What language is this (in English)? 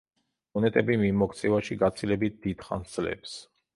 Georgian